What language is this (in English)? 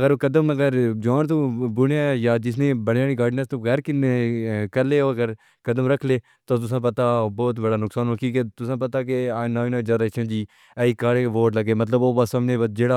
Pahari-Potwari